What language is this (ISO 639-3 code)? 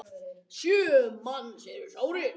isl